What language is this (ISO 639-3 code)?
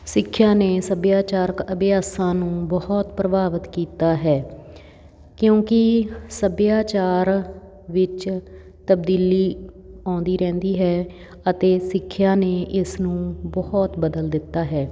pan